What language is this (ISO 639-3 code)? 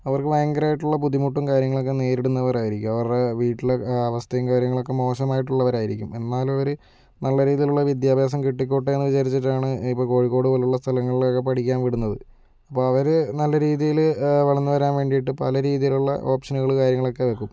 mal